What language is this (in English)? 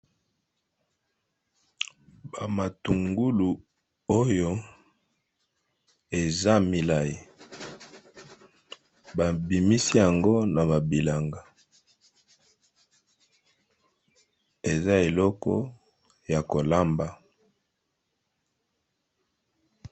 Lingala